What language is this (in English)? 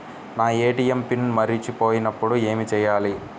Telugu